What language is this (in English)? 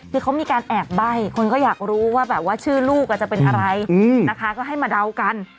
Thai